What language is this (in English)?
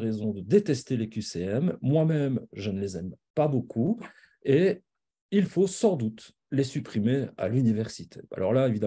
French